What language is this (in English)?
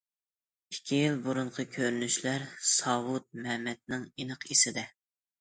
Uyghur